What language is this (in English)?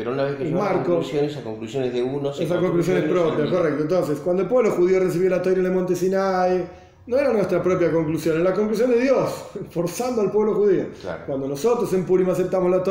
Spanish